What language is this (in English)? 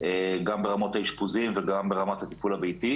Hebrew